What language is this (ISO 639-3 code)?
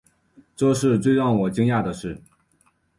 zho